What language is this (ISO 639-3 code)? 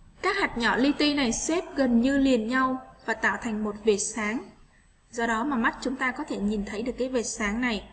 vie